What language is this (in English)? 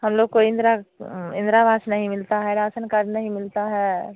Hindi